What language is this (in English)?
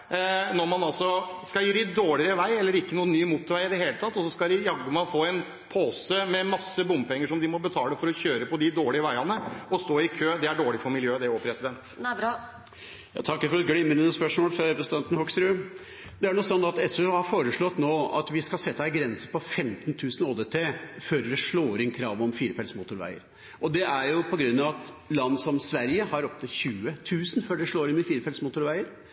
Norwegian